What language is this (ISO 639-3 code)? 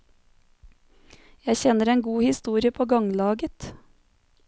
nor